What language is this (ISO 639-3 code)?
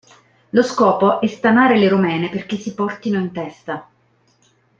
ita